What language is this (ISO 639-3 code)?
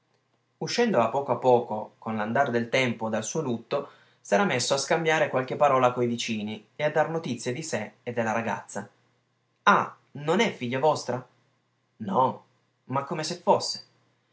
ita